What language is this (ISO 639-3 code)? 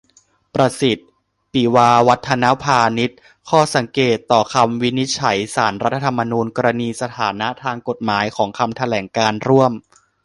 tha